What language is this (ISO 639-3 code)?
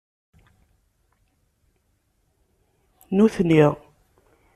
kab